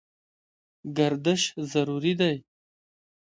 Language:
Pashto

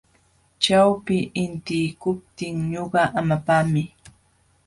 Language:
Jauja Wanca Quechua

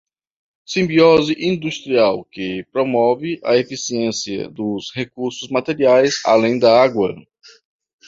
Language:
Portuguese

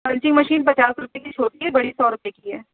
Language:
Urdu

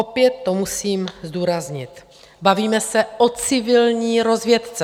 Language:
Czech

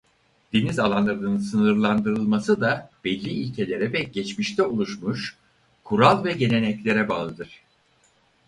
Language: Turkish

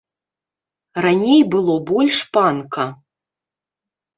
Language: Belarusian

